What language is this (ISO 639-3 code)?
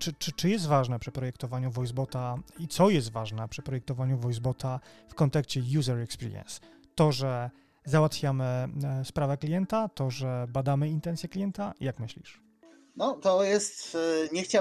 pol